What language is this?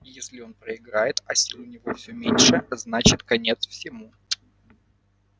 Russian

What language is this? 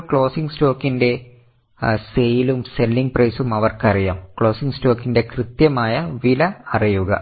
Malayalam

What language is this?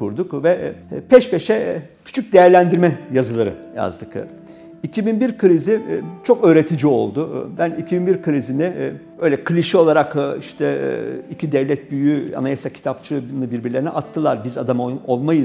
Turkish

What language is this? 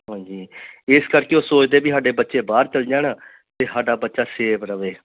Punjabi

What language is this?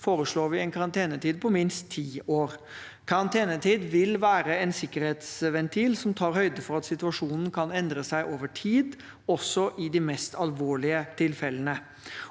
Norwegian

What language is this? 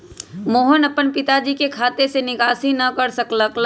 Magahi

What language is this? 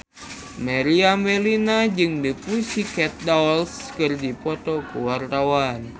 Sundanese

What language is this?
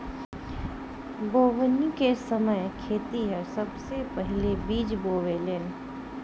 Bhojpuri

